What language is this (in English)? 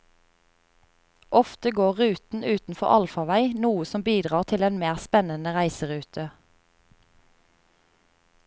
Norwegian